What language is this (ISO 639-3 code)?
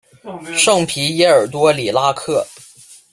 zho